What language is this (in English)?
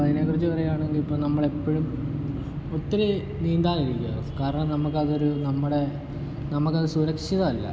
Malayalam